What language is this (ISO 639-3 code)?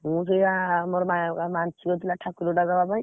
ori